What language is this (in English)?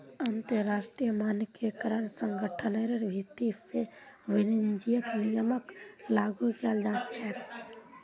Magahi